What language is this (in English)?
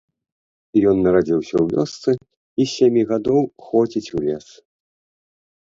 Belarusian